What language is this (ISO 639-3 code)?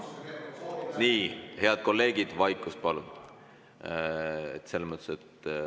est